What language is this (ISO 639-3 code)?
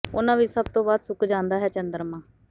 pan